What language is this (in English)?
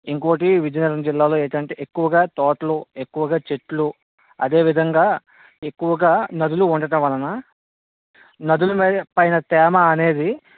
Telugu